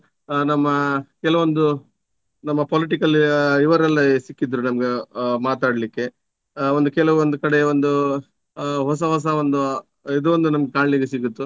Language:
Kannada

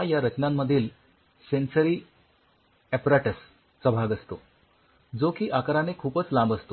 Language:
Marathi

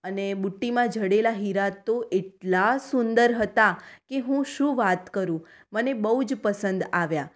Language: Gujarati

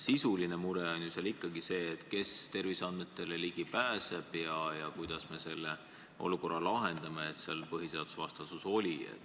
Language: Estonian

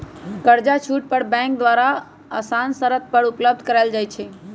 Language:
Magahi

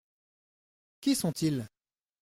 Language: French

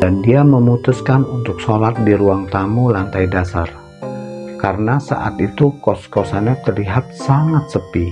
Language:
Indonesian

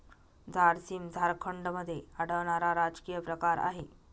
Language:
Marathi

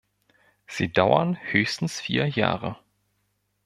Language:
German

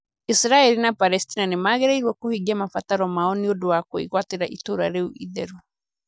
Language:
Kikuyu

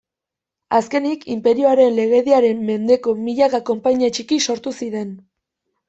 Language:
Basque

